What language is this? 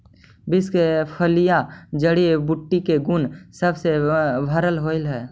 Magahi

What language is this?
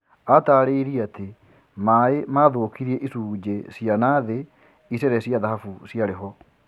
Kikuyu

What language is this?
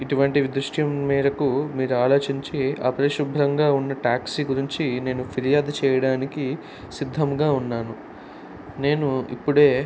Telugu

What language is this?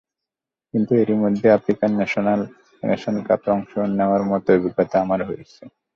Bangla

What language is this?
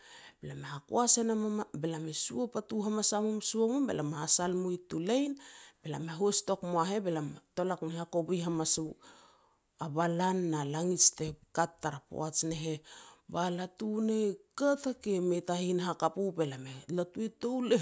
Petats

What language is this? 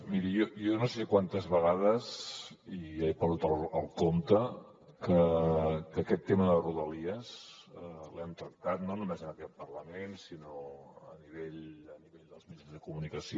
Catalan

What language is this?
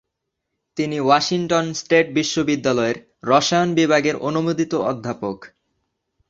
Bangla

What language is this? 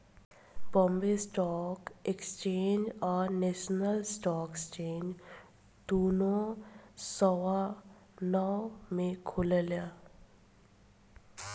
Bhojpuri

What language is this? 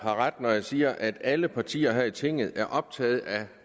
Danish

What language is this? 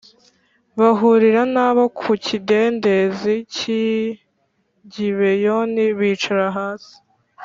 Kinyarwanda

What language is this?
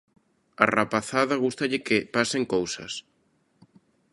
Galician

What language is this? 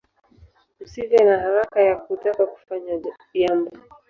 Swahili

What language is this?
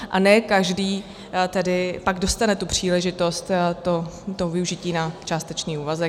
Czech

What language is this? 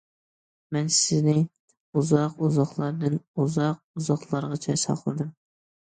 Uyghur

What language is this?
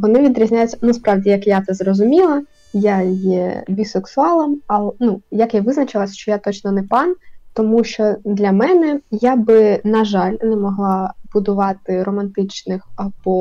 Ukrainian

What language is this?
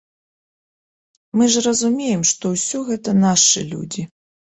Belarusian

